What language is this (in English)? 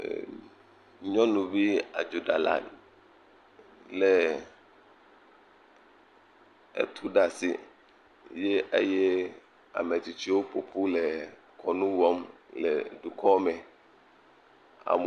Ewe